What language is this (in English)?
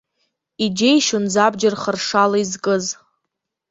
Abkhazian